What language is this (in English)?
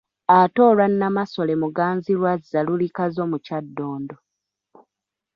Ganda